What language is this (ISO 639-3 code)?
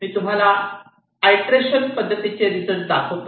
mar